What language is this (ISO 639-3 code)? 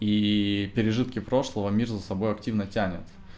rus